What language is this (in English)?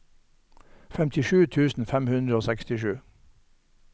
Norwegian